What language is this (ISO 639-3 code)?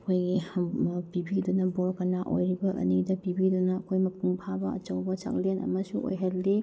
mni